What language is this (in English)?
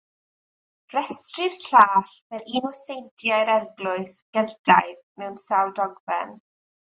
Welsh